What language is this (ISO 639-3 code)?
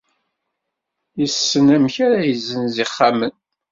kab